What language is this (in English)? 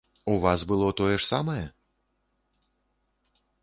Belarusian